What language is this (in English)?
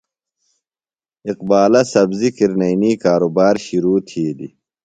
Phalura